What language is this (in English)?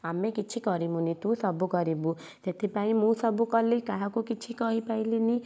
Odia